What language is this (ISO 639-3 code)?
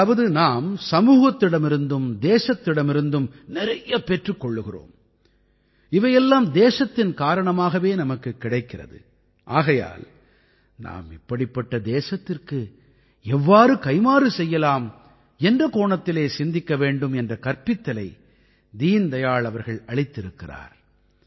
tam